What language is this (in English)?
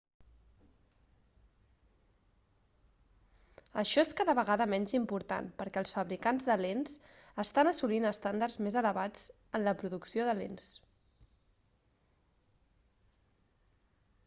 Catalan